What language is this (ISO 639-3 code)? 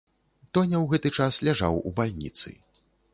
bel